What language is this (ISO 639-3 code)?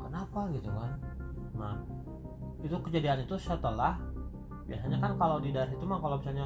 ind